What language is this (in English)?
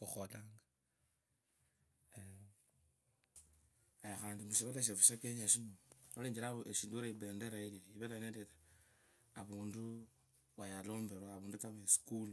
Kabras